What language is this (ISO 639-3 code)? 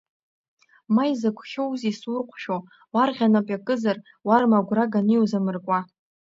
abk